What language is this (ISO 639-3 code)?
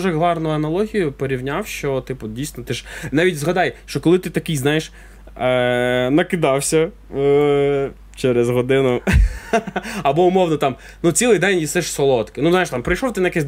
ukr